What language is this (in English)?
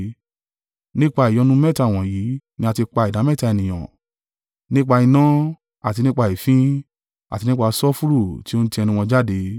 Yoruba